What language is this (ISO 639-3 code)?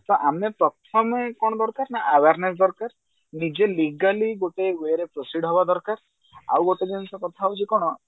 ori